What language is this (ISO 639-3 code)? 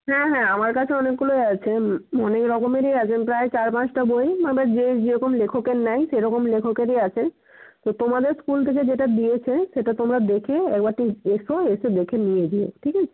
ben